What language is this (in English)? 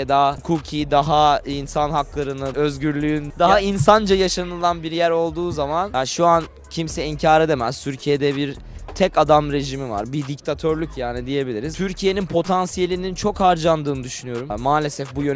Turkish